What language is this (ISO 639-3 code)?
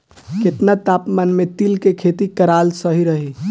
bho